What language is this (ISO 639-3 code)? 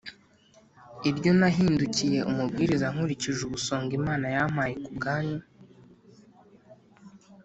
kin